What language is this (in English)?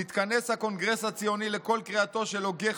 Hebrew